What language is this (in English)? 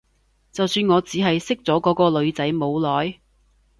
Cantonese